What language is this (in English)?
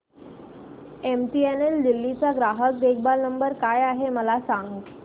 Marathi